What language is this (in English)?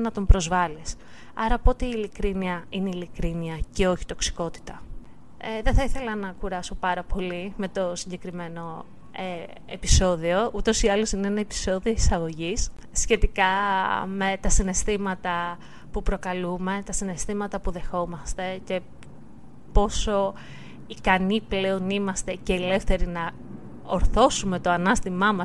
Greek